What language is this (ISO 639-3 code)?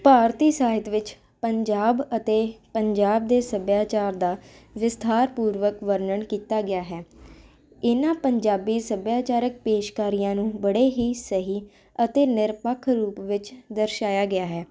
pan